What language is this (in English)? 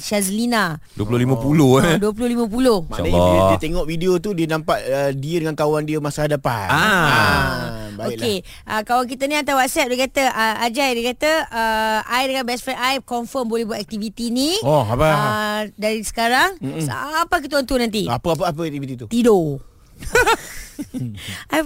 Malay